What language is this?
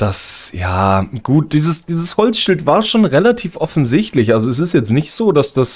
German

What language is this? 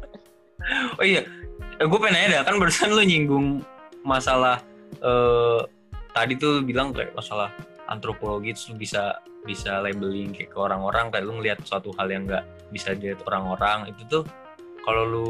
Indonesian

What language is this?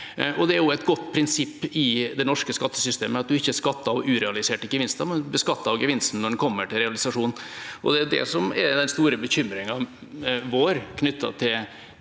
Norwegian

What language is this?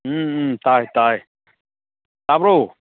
Manipuri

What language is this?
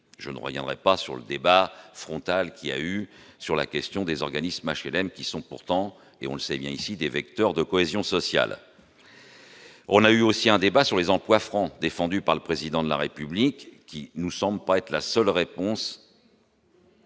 French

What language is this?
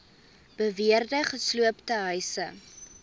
Afrikaans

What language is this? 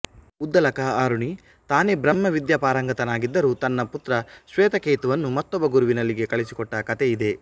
Kannada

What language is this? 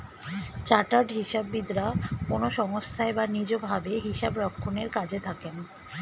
Bangla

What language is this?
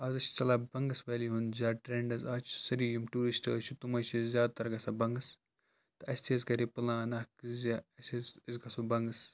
Kashmiri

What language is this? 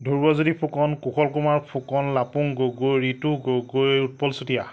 Assamese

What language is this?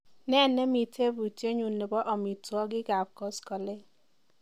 Kalenjin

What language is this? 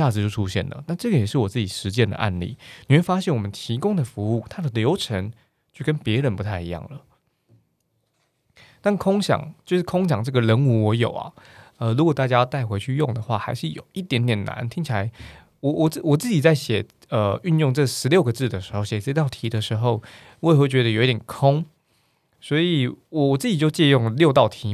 Chinese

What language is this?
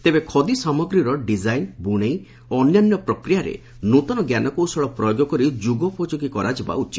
Odia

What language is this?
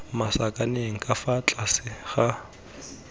Tswana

